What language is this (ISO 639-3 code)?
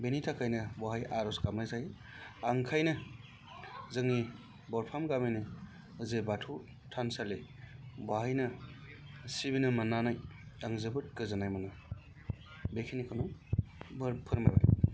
brx